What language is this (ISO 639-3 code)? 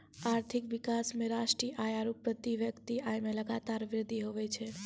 mai